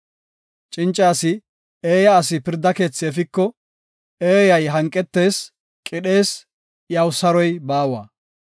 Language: Gofa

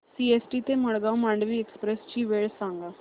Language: Marathi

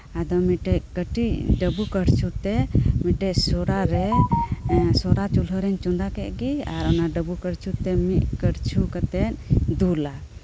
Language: Santali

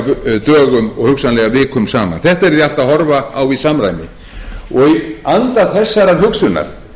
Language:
Icelandic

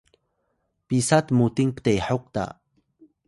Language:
Atayal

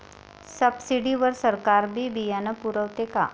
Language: Marathi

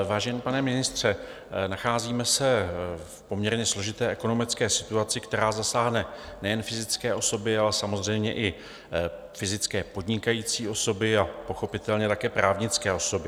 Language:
Czech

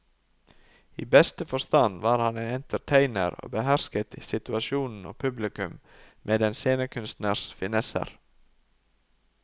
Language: Norwegian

